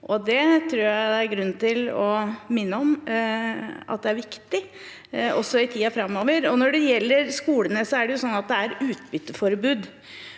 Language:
Norwegian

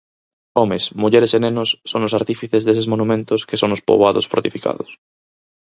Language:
Galician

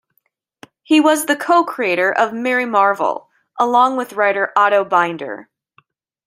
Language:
English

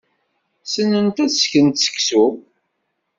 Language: Kabyle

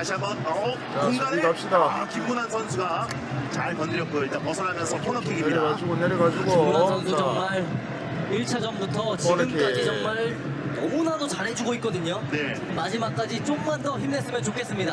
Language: Korean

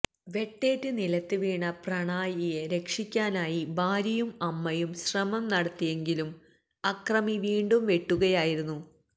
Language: Malayalam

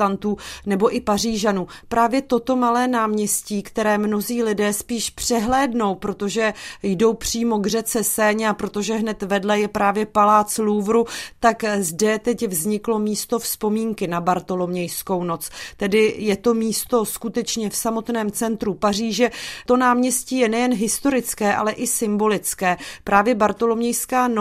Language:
Czech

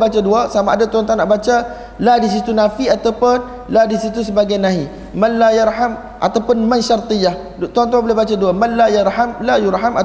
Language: Malay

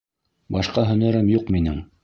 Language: Bashkir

